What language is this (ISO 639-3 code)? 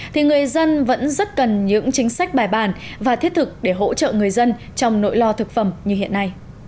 vie